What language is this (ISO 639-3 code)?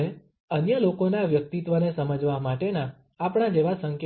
guj